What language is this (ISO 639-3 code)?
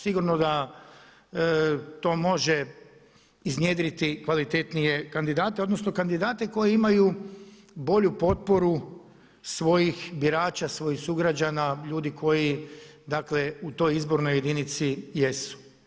hrv